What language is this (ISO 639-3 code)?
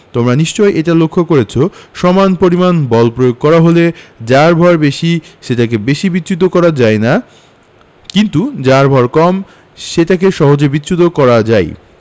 ben